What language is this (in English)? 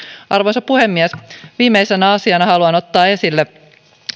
Finnish